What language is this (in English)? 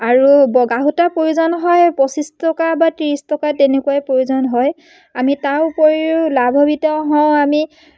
Assamese